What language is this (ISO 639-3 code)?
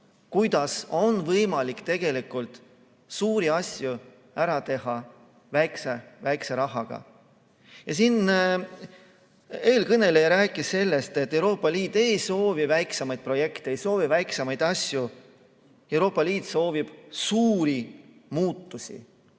est